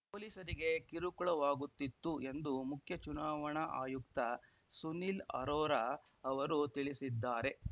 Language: Kannada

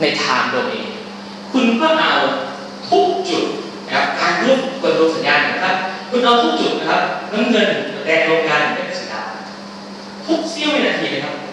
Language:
Thai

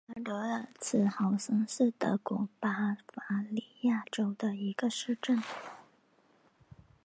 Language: Chinese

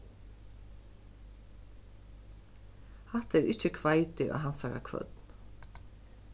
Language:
Faroese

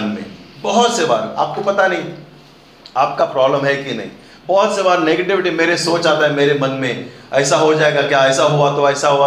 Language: Hindi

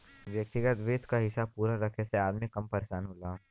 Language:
Bhojpuri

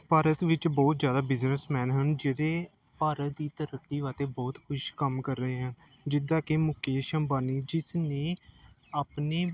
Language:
Punjabi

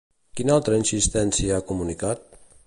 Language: Catalan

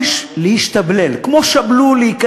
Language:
Hebrew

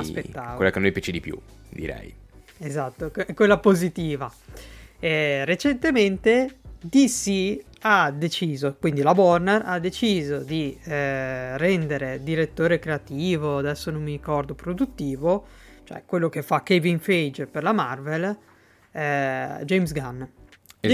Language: Italian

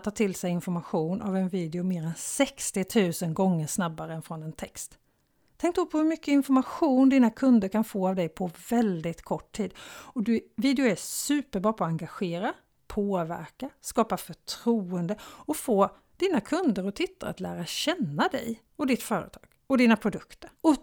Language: Swedish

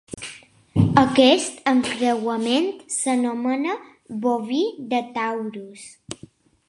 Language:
Catalan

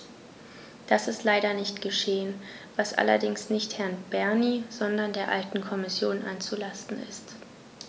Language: German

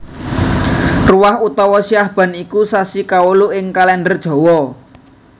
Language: Javanese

